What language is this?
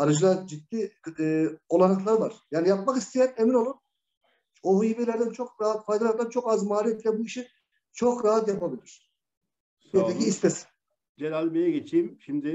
Turkish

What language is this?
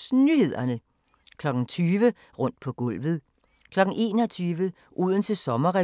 Danish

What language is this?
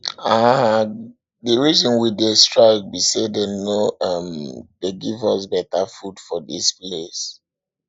Nigerian Pidgin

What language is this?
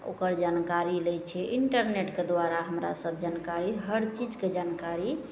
Maithili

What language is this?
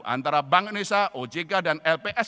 Indonesian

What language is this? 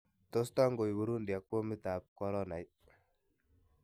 Kalenjin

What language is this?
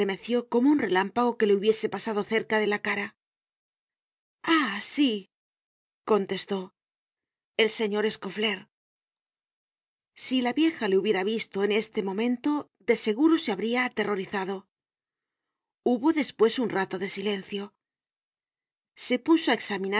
Spanish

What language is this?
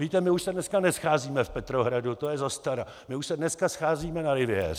Czech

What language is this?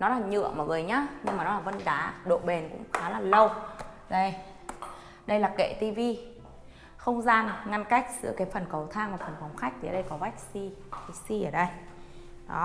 Vietnamese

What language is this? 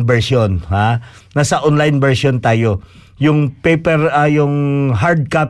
Filipino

